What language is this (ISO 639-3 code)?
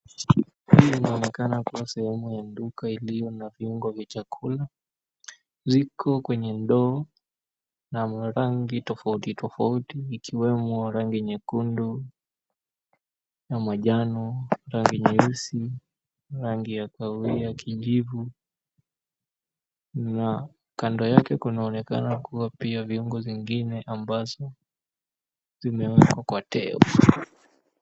swa